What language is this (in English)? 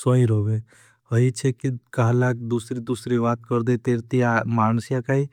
Bhili